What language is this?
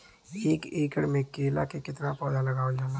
Bhojpuri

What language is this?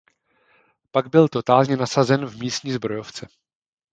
Czech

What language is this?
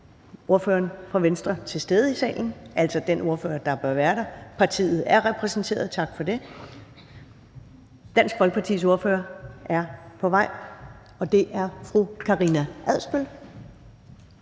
Danish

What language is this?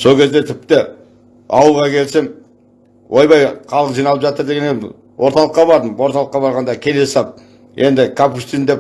Turkish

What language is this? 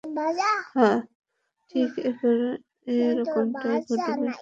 Bangla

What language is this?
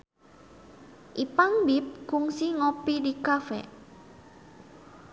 Sundanese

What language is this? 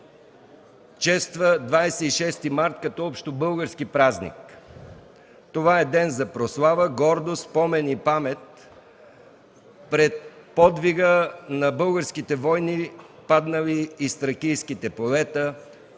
Bulgarian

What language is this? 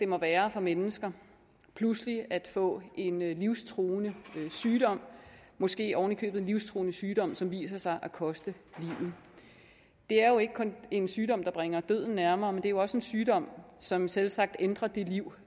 Danish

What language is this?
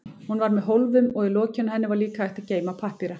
Icelandic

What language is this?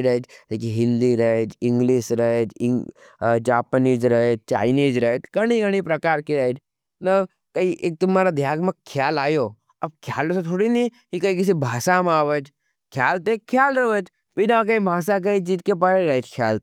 Nimadi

